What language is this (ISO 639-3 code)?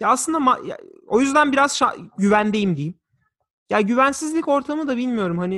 tur